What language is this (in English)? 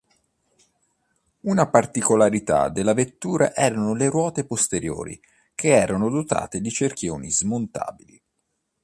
Italian